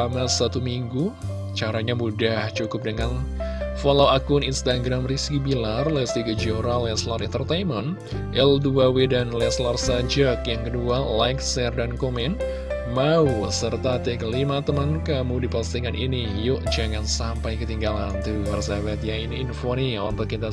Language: Indonesian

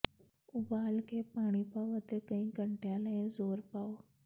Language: Punjabi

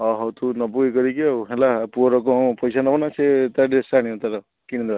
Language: Odia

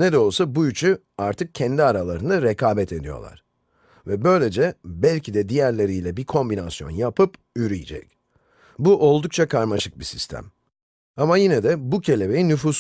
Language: Turkish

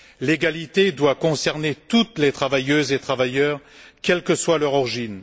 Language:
French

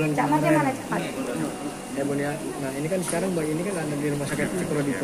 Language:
Indonesian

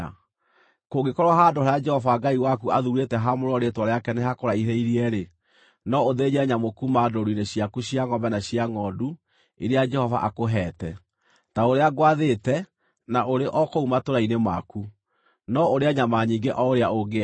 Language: Kikuyu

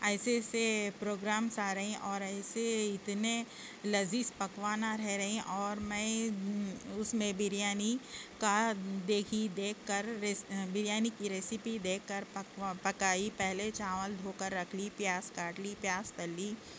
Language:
Urdu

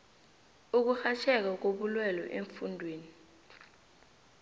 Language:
South Ndebele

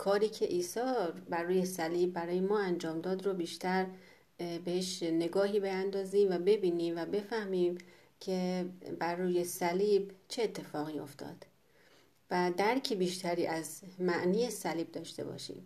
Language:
Persian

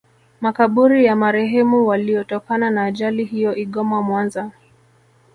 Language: Swahili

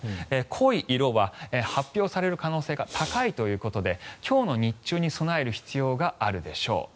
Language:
Japanese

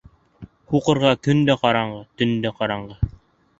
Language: Bashkir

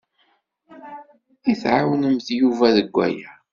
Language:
Kabyle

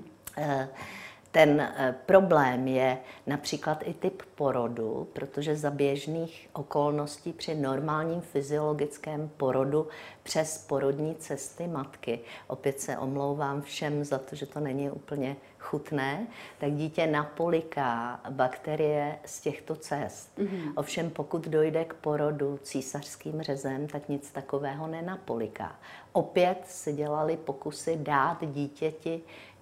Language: Czech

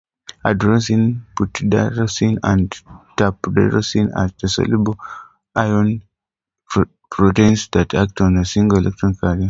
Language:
English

